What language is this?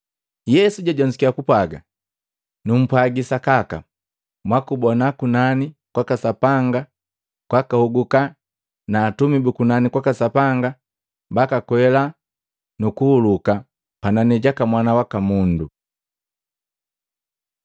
Matengo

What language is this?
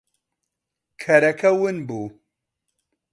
Central Kurdish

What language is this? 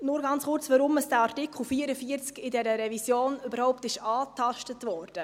Swiss German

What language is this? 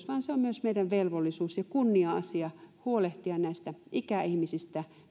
Finnish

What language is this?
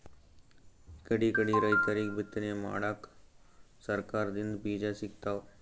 Kannada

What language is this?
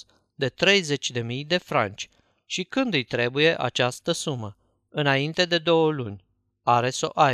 Romanian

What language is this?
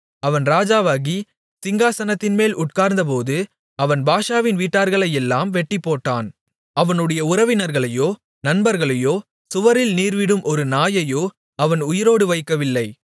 Tamil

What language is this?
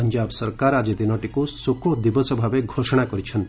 Odia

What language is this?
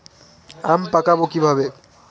Bangla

